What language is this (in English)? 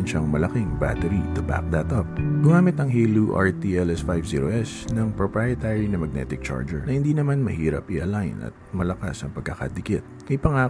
Filipino